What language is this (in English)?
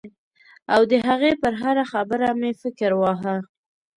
Pashto